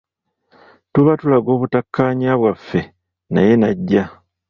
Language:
Ganda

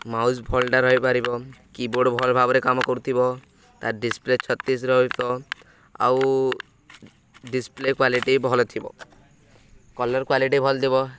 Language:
Odia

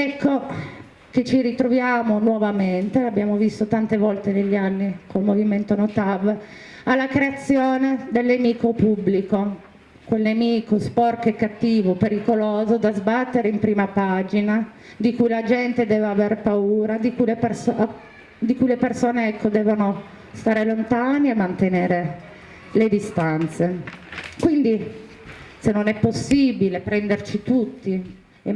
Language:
Italian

